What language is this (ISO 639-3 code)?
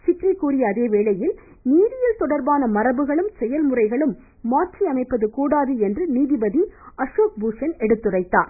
tam